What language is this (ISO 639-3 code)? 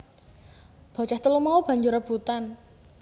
jav